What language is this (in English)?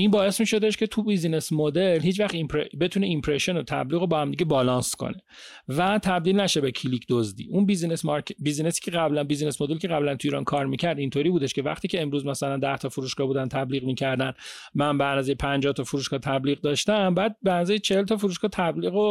Persian